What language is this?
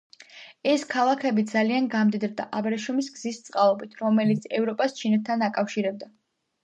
Georgian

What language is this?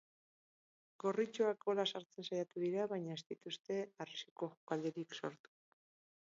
Basque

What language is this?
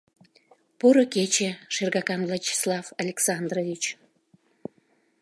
Mari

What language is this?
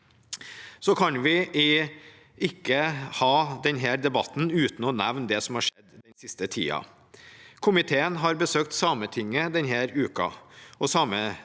Norwegian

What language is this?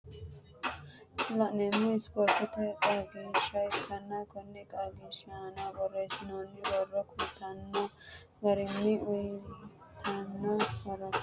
Sidamo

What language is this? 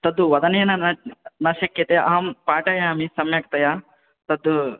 Sanskrit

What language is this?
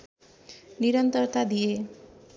Nepali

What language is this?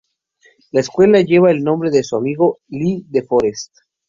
Spanish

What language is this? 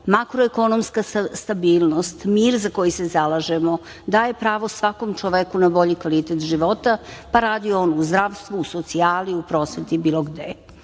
Serbian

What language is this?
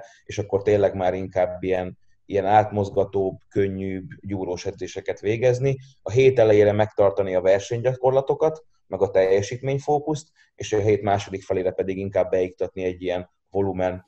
Hungarian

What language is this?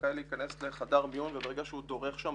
Hebrew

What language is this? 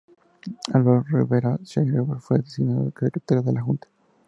Spanish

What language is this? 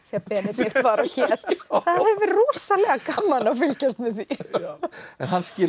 Icelandic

